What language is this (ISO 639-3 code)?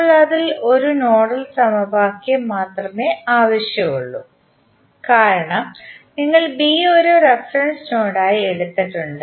mal